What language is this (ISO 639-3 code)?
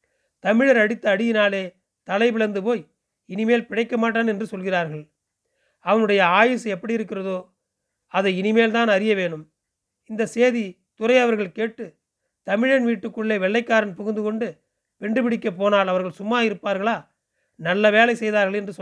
tam